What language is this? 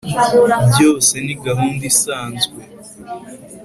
Kinyarwanda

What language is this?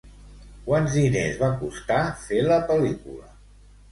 Catalan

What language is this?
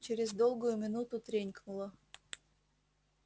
Russian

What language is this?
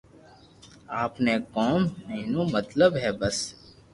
Loarki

